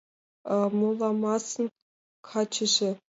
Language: Mari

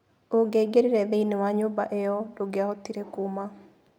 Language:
Kikuyu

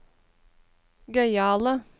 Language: Norwegian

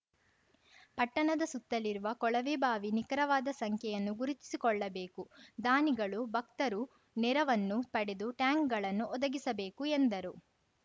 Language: Kannada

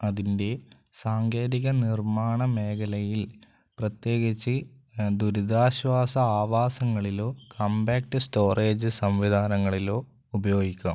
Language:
Malayalam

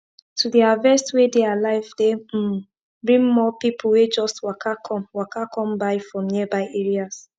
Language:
Nigerian Pidgin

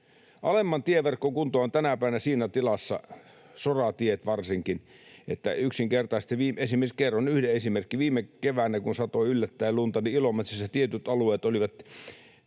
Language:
Finnish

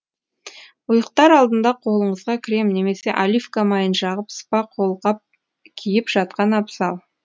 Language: Kazakh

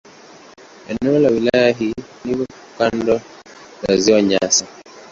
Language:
Swahili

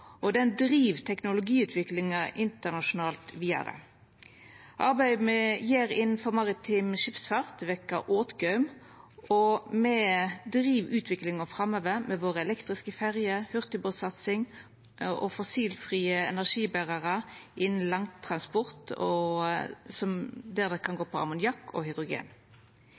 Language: Norwegian Nynorsk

